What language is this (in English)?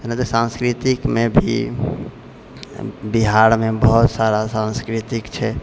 Maithili